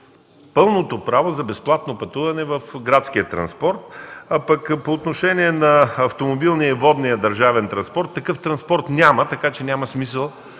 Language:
Bulgarian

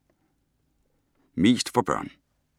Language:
Danish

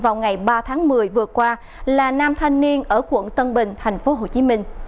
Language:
Vietnamese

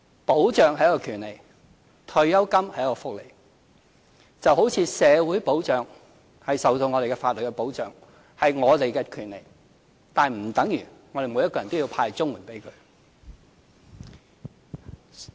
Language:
Cantonese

